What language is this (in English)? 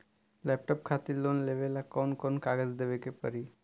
Bhojpuri